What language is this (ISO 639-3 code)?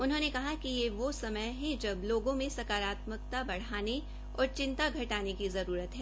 hin